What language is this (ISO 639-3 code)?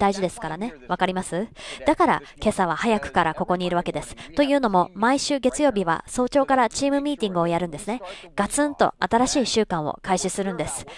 jpn